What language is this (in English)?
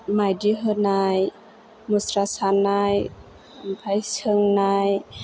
Bodo